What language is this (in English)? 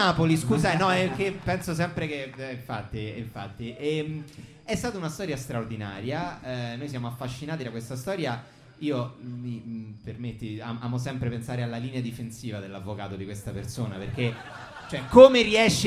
Italian